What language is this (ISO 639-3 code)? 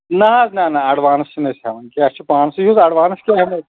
kas